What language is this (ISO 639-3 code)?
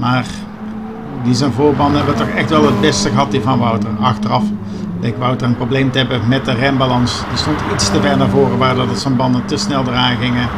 nld